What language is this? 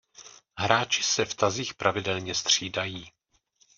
Czech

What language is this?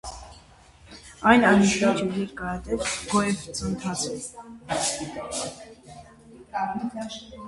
Armenian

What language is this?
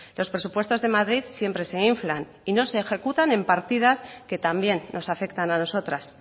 Spanish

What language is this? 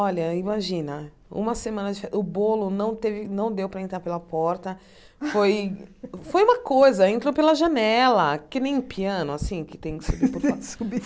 Portuguese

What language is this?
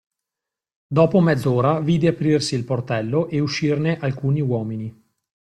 Italian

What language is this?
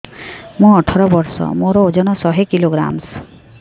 Odia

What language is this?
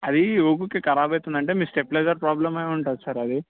Telugu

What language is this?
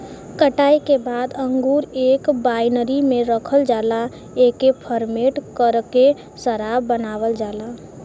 Bhojpuri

